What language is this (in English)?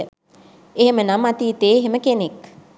Sinhala